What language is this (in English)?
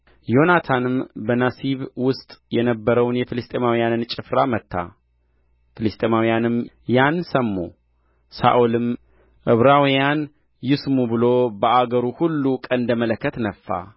Amharic